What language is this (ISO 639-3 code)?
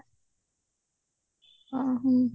ori